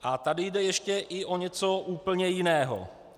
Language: Czech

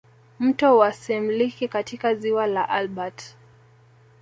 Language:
Swahili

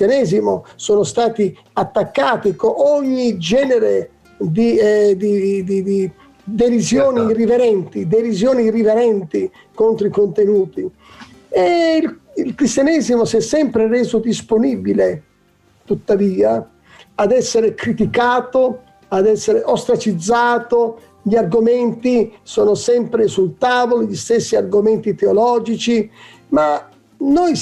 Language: Italian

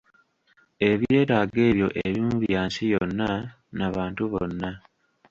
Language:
Ganda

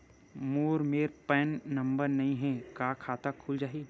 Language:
Chhattisgarhi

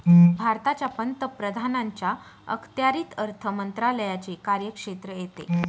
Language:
Marathi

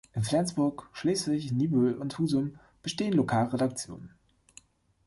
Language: German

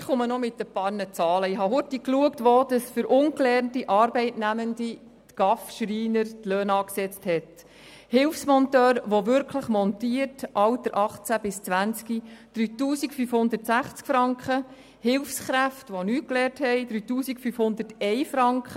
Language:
Swiss German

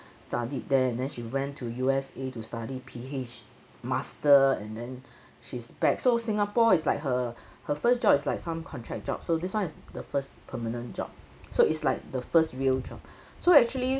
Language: English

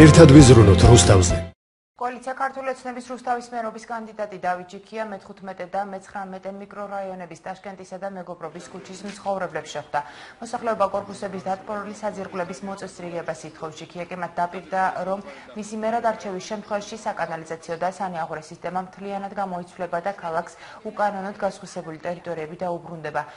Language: Georgian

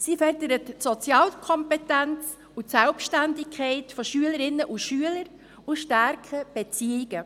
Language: Swiss German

